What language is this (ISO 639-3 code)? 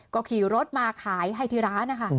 tha